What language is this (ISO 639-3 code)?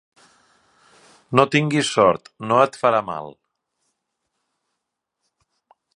cat